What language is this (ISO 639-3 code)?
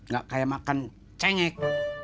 ind